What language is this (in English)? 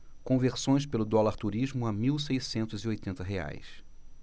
Portuguese